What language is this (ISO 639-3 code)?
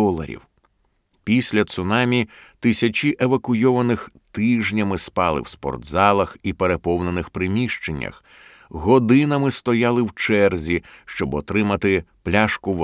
ukr